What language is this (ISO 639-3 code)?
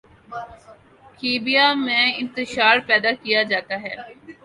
urd